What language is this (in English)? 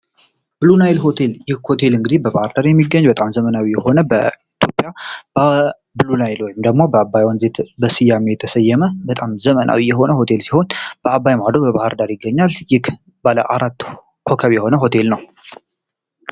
Amharic